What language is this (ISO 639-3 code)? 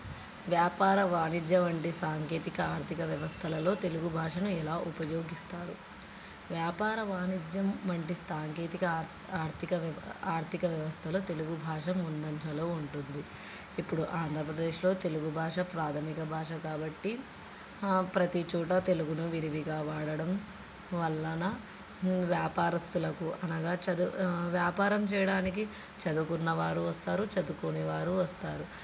tel